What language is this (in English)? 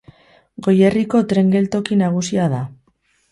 Basque